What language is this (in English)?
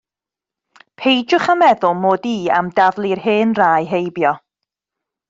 Welsh